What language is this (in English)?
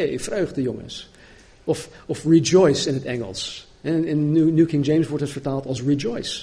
Dutch